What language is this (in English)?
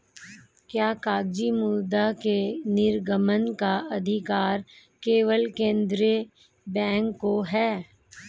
Hindi